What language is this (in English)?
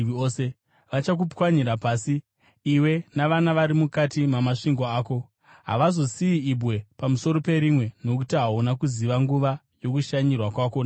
Shona